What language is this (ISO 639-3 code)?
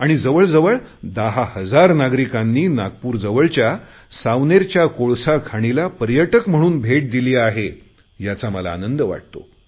mar